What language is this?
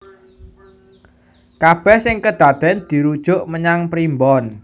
Javanese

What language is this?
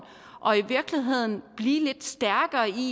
Danish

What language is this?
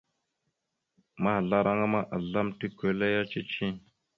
Mada (Cameroon)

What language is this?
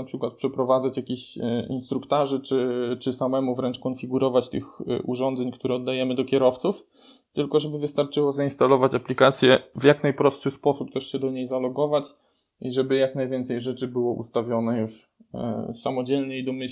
Polish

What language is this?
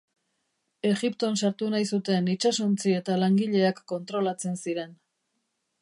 Basque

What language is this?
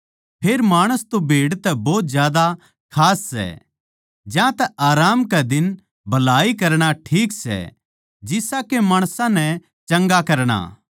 Haryanvi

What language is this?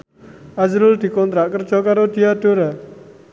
Javanese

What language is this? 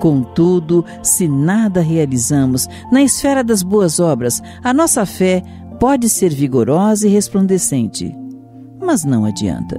Portuguese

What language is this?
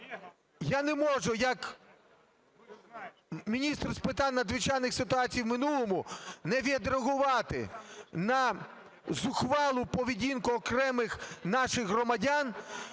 Ukrainian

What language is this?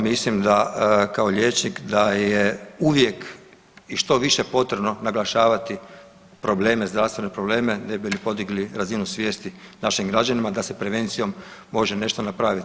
Croatian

